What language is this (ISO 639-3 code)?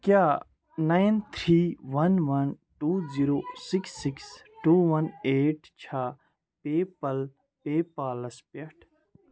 kas